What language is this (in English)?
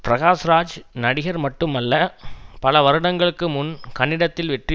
Tamil